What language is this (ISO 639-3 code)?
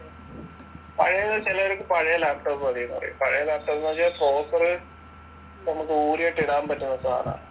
mal